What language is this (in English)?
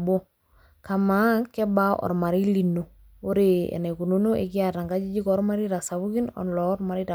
Masai